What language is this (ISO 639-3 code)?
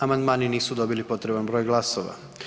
hrv